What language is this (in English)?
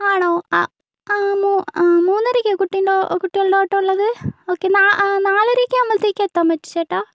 Malayalam